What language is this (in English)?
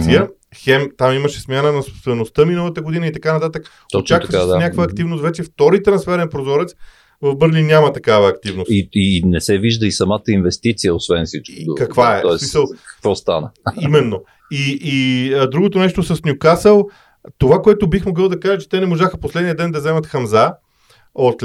Bulgarian